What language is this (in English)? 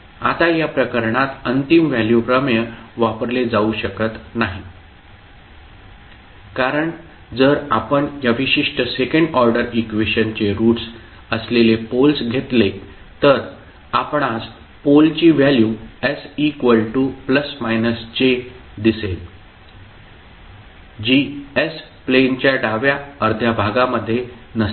Marathi